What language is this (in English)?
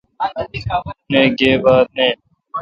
Kalkoti